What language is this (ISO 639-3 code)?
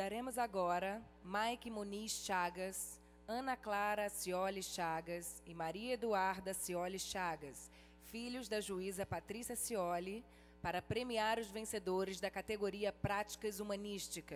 por